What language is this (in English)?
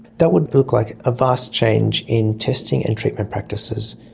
English